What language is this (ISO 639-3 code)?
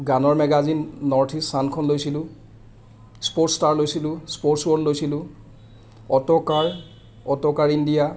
asm